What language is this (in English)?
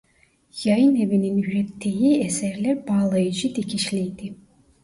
Turkish